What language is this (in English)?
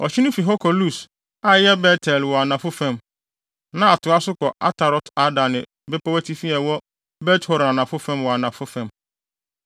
Akan